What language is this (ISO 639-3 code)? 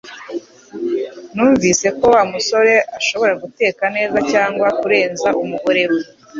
kin